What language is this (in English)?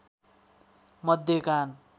Nepali